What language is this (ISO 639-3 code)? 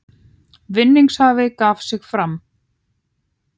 isl